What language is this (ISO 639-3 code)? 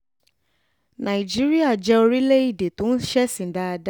yor